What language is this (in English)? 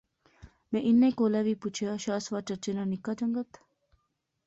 Pahari-Potwari